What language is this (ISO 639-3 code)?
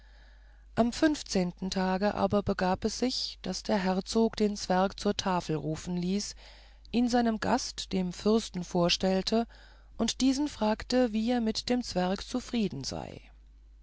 deu